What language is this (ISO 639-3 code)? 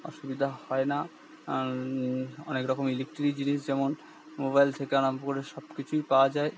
ben